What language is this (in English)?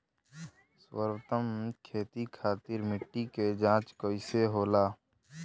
Bhojpuri